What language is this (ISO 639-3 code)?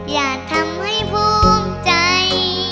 tha